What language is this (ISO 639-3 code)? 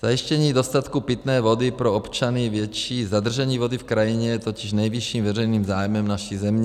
ces